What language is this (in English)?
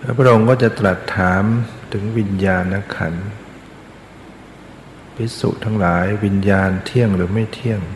Thai